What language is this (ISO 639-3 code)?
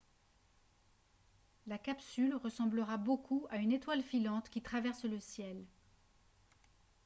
fra